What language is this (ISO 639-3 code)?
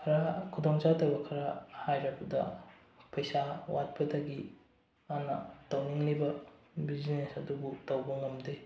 mni